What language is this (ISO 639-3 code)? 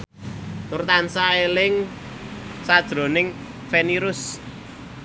jav